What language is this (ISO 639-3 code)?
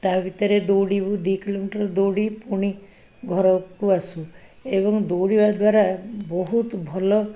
ori